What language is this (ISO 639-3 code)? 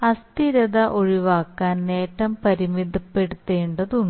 mal